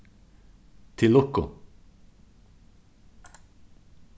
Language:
Faroese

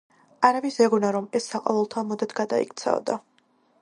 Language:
Georgian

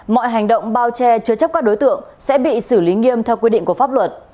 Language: Vietnamese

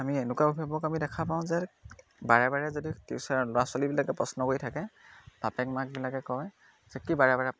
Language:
Assamese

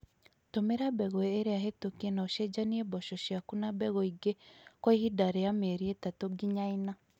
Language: Kikuyu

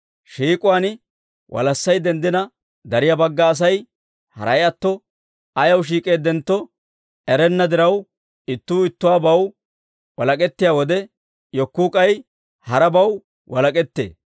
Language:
Dawro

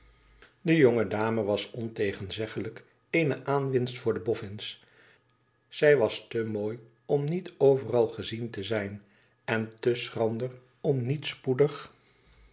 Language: Dutch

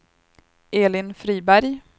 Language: Swedish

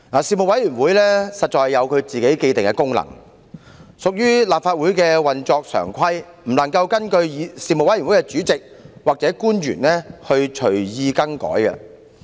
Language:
Cantonese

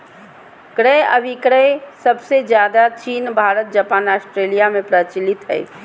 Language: Magahi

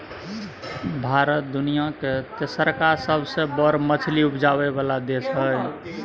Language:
Maithili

